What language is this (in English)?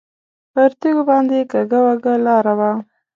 Pashto